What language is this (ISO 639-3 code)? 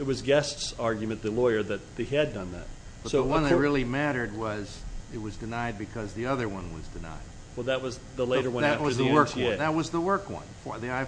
eng